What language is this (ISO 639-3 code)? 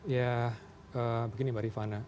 ind